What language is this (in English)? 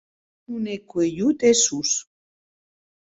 Occitan